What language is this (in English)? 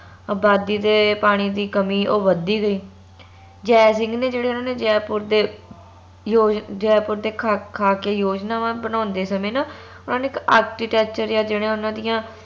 Punjabi